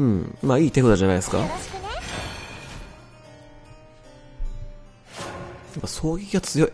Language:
Japanese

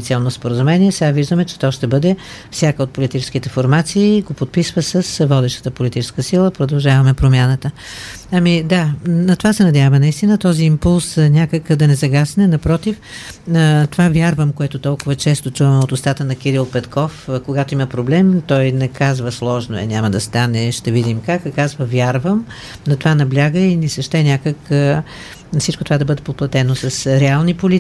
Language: Bulgarian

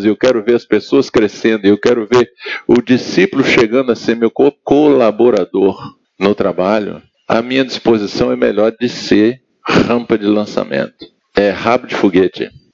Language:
Portuguese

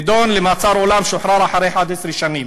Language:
Hebrew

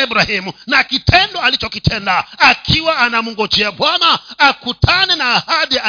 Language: Swahili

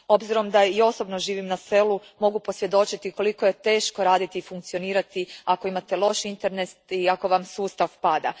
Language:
Croatian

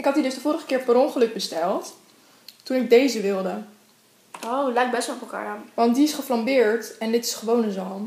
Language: Dutch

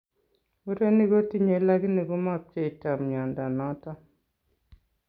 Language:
Kalenjin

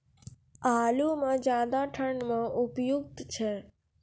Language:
Maithili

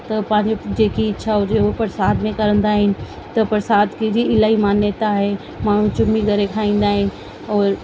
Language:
Sindhi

